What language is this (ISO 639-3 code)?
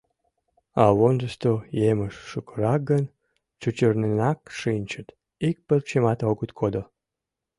chm